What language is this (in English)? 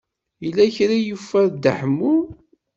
Kabyle